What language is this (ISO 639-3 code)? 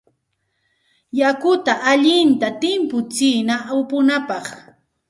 qxt